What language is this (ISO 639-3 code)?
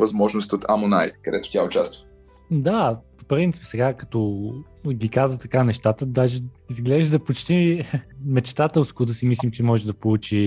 bul